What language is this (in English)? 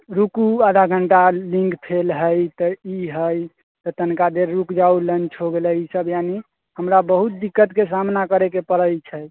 Maithili